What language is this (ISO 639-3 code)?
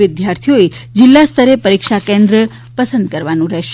guj